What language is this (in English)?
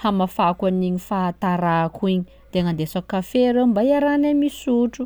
Sakalava Malagasy